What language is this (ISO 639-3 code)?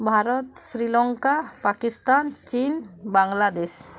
ori